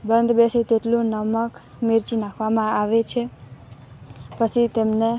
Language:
Gujarati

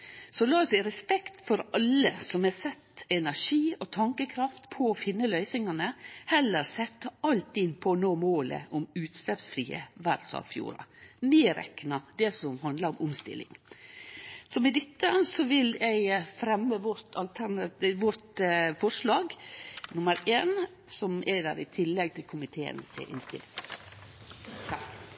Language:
Norwegian Nynorsk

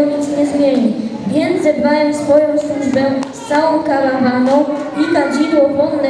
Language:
Polish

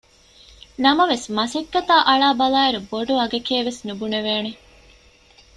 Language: Divehi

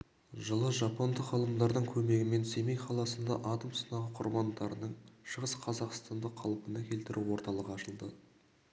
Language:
Kazakh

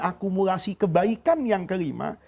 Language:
Indonesian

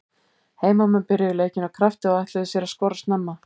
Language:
Icelandic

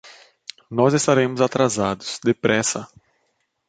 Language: Portuguese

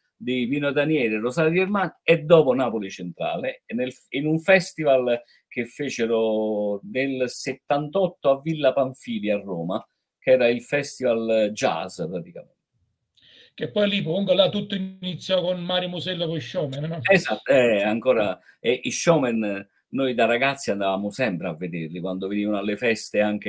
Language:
Italian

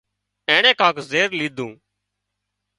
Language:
Wadiyara Koli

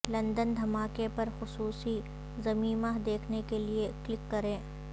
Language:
Urdu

